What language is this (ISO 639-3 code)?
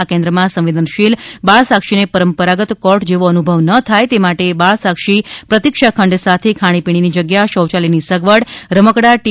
guj